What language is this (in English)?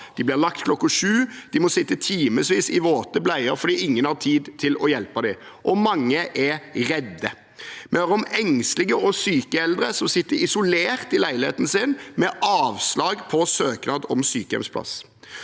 Norwegian